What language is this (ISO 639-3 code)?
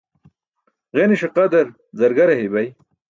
bsk